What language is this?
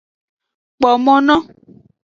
Aja (Benin)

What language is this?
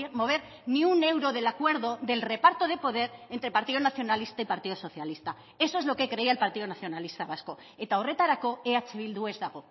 Spanish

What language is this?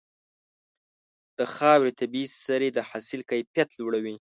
Pashto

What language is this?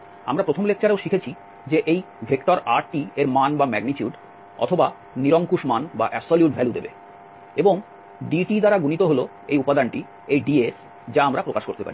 Bangla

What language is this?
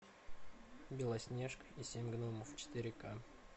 Russian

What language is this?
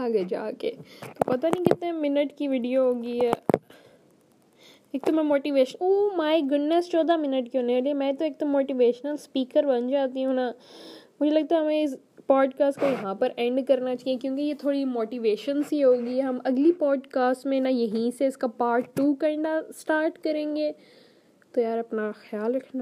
Urdu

